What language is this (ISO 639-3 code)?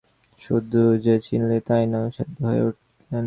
ben